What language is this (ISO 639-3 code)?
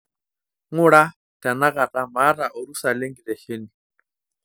mas